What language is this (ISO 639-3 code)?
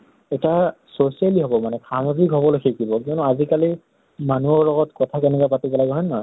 asm